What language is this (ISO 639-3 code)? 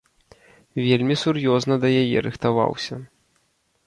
bel